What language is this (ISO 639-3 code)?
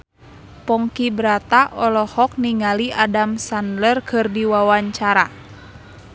sun